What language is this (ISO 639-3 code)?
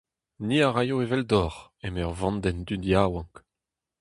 bre